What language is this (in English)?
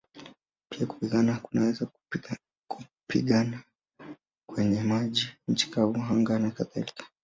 Swahili